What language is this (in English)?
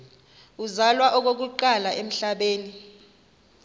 Xhosa